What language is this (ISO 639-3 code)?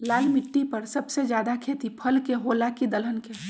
mag